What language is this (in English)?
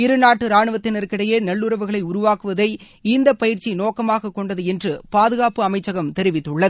Tamil